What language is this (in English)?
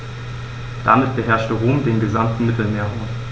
German